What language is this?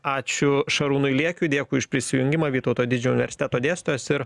Lithuanian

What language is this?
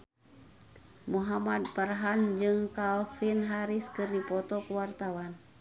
Sundanese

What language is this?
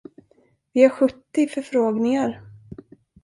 Swedish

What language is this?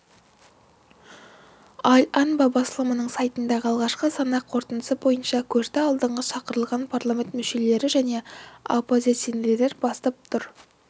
Kazakh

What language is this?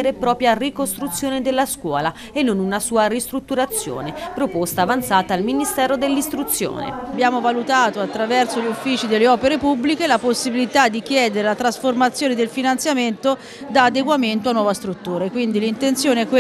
Italian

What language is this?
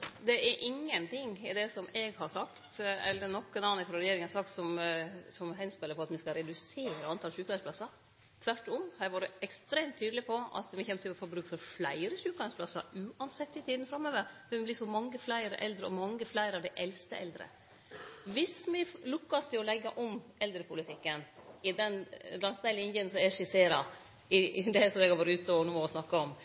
Norwegian Nynorsk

